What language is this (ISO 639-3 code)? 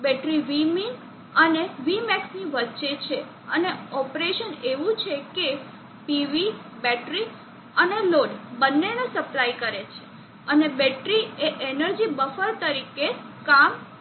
guj